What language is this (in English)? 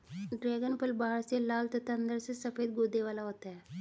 Hindi